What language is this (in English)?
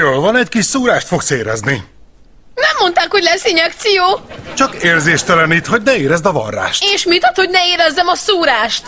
Hungarian